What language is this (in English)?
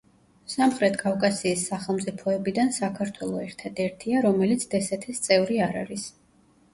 Georgian